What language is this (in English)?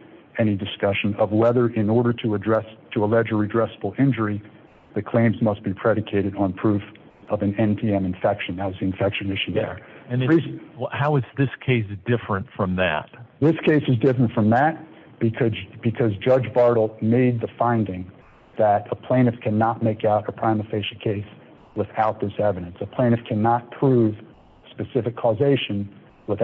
English